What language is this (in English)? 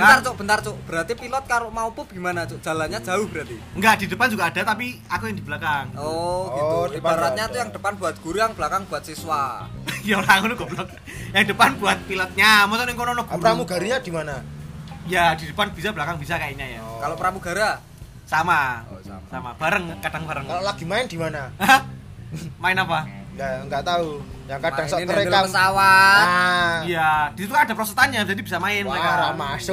Indonesian